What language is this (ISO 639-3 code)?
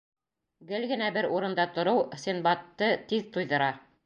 bak